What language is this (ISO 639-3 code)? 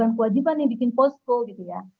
ind